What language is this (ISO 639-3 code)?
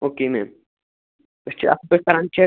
kas